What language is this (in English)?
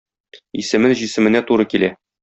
Tatar